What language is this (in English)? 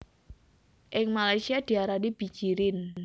Javanese